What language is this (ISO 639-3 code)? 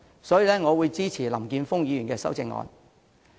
yue